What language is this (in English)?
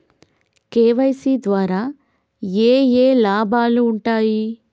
Telugu